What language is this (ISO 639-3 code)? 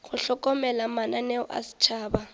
nso